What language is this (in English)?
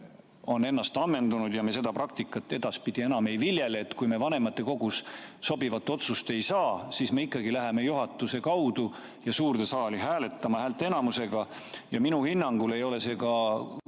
Estonian